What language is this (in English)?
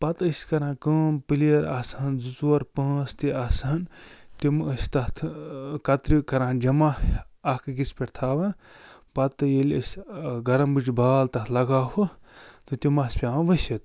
Kashmiri